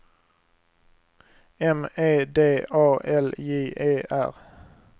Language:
Swedish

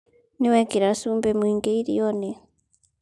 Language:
Kikuyu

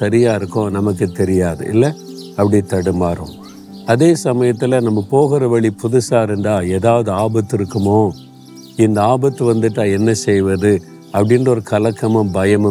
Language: Tamil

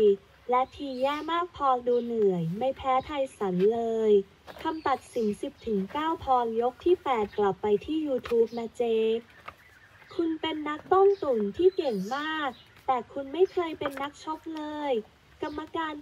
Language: Thai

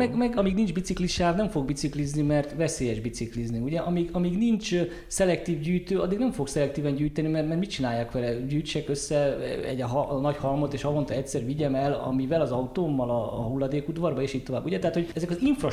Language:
Hungarian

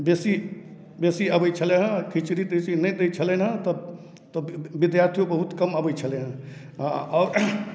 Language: Maithili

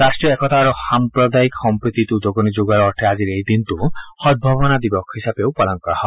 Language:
Assamese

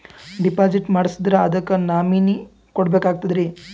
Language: Kannada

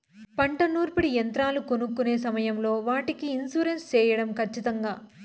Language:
Telugu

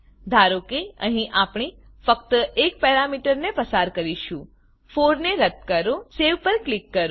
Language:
Gujarati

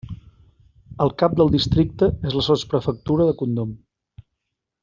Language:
Catalan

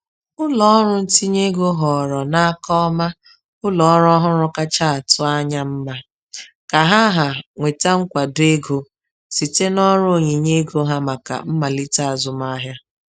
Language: Igbo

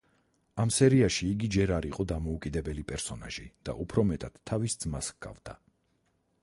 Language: Georgian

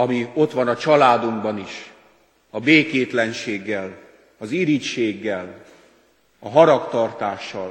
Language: Hungarian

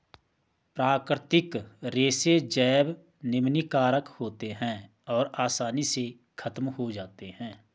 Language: Hindi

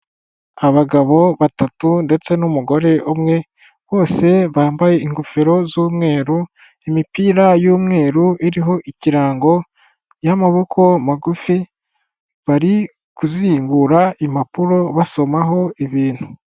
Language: Kinyarwanda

